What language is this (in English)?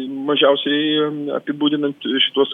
Lithuanian